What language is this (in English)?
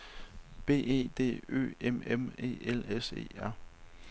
Danish